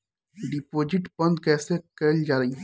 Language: Bhojpuri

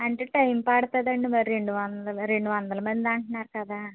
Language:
Telugu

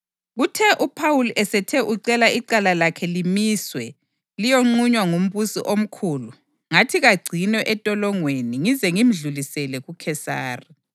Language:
North Ndebele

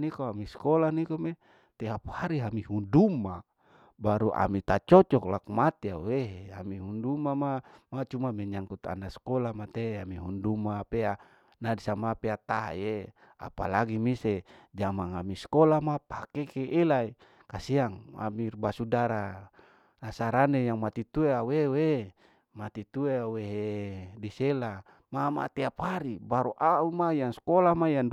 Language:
Larike-Wakasihu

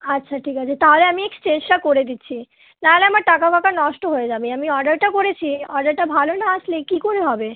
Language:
Bangla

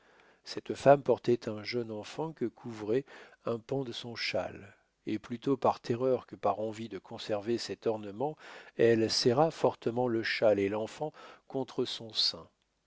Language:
French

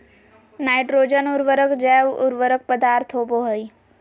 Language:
Magahi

